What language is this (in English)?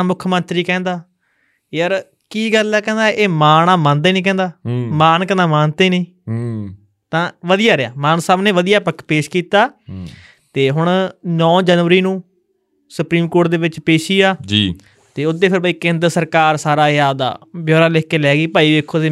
Punjabi